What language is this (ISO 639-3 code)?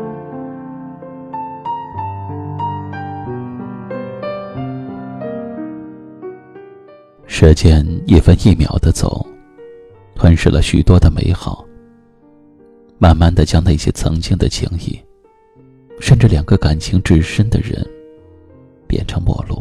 zho